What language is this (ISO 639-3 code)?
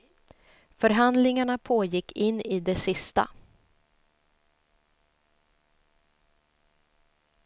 swe